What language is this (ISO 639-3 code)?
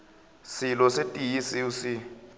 nso